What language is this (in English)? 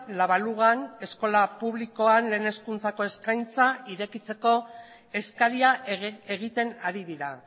Basque